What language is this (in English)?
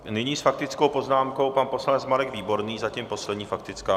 Czech